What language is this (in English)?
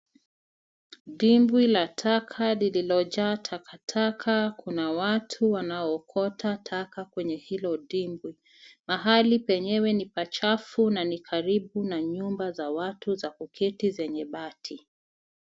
Swahili